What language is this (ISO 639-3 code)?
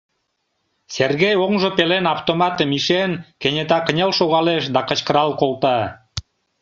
chm